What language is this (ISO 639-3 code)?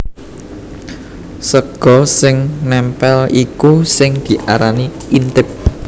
jav